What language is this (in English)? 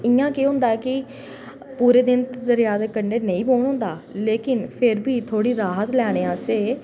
Dogri